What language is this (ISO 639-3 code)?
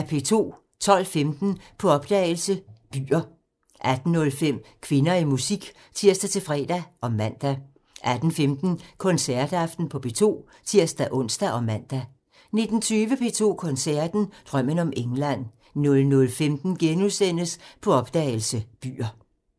dan